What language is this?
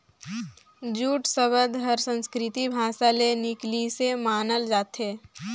Chhattisgarhi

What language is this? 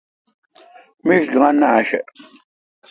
Kalkoti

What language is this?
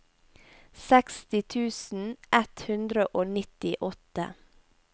Norwegian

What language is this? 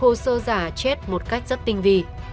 Vietnamese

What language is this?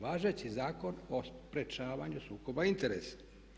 Croatian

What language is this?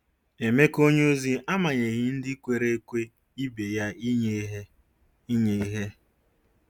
Igbo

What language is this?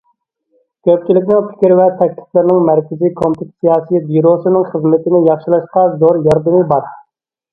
Uyghur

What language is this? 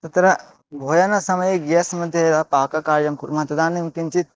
Sanskrit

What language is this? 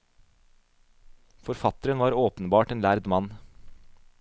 Norwegian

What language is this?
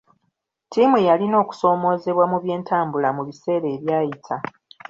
Ganda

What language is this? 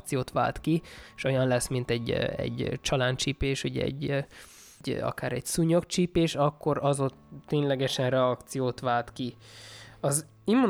Hungarian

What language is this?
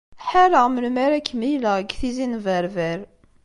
Kabyle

